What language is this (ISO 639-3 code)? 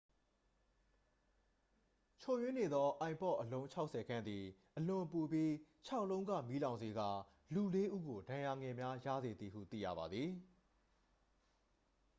mya